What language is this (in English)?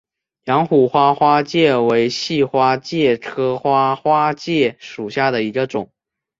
Chinese